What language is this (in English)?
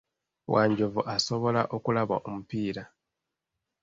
Ganda